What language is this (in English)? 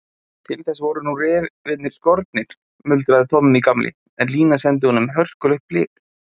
Icelandic